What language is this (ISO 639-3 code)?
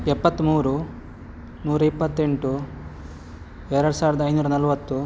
kan